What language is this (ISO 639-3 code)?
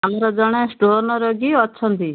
ori